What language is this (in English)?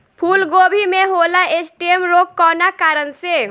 Bhojpuri